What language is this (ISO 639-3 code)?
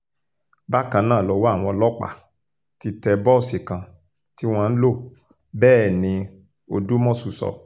yor